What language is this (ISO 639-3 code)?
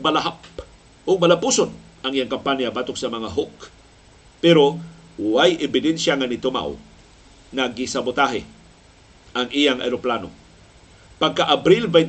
fil